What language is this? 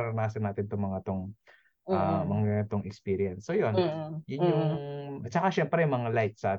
Filipino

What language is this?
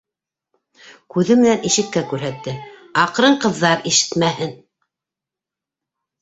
Bashkir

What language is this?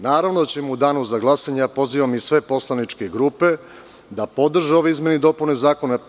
Serbian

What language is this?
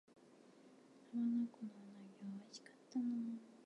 Japanese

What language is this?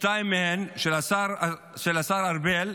Hebrew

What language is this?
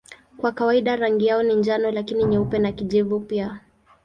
Swahili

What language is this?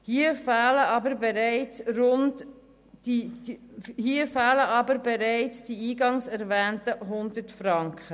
Swiss German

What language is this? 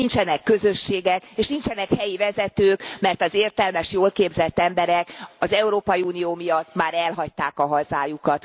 Hungarian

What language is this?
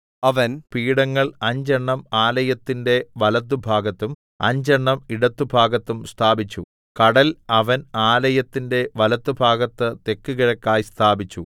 Malayalam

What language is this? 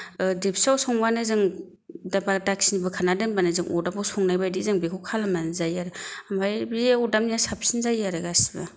Bodo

